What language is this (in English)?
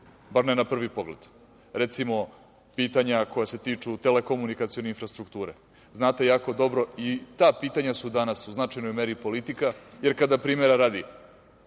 Serbian